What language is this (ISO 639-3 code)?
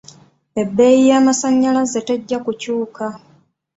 lug